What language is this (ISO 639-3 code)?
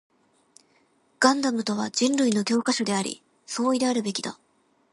jpn